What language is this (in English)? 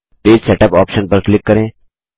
Hindi